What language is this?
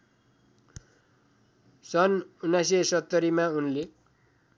Nepali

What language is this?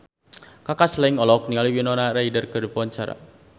Sundanese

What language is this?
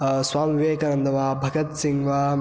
Sanskrit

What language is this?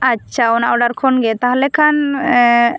Santali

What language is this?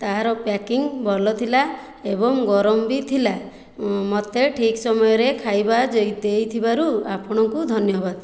Odia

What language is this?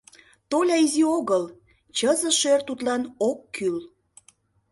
Mari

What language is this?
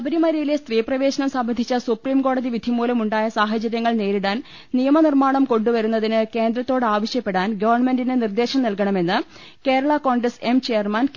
Malayalam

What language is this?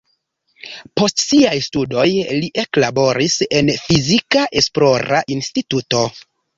Esperanto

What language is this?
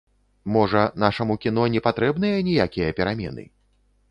Belarusian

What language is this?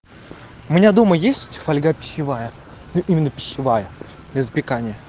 Russian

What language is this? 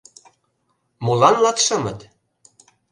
Mari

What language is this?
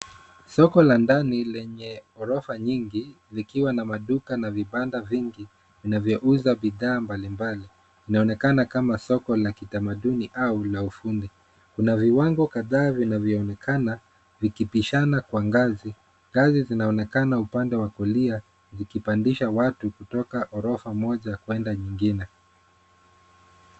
Swahili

